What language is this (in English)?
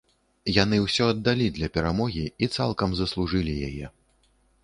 Belarusian